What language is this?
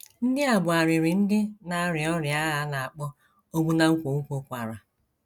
Igbo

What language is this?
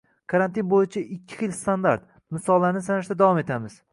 Uzbek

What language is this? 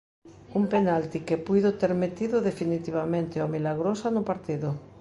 Galician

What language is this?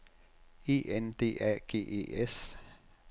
Danish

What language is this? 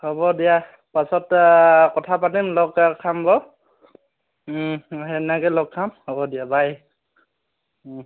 Assamese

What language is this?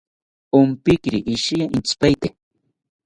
South Ucayali Ashéninka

